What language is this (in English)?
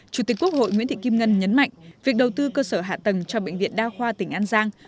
Vietnamese